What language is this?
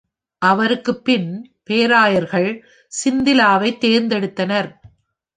Tamil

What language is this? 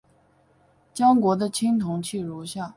Chinese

